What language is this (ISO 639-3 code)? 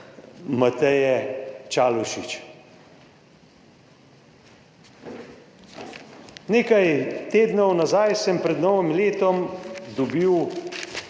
slv